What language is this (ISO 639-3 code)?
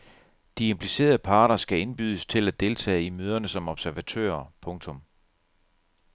dan